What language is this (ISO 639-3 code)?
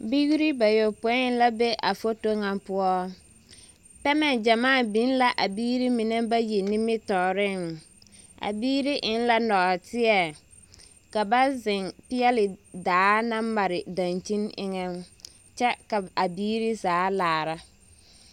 dga